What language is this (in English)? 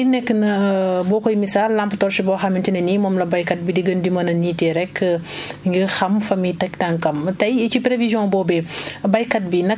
Wolof